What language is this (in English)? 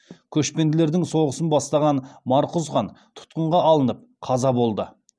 Kazakh